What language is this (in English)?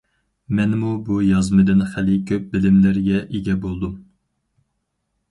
Uyghur